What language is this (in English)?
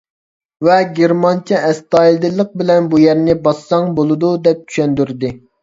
Uyghur